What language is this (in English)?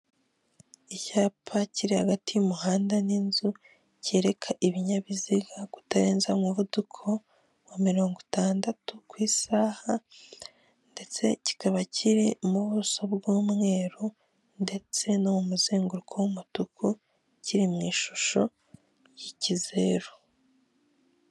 Kinyarwanda